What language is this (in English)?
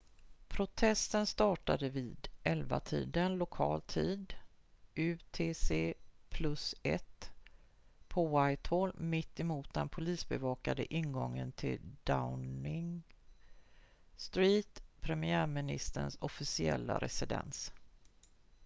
Swedish